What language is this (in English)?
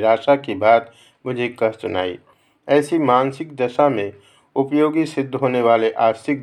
Hindi